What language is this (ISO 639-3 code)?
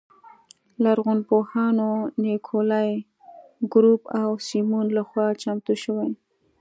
pus